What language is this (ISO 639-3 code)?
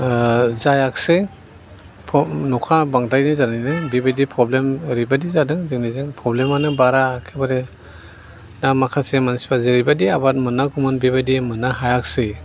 brx